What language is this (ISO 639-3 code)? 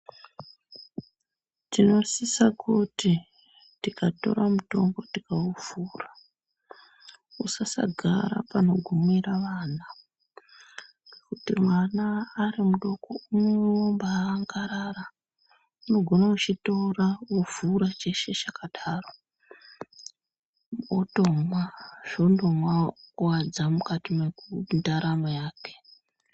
ndc